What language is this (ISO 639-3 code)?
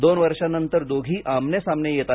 mar